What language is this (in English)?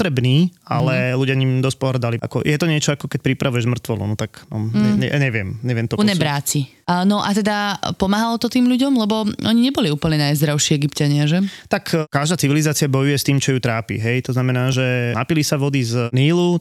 Slovak